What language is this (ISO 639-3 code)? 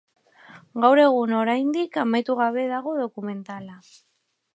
eus